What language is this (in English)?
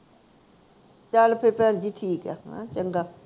Punjabi